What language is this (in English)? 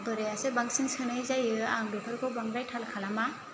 Bodo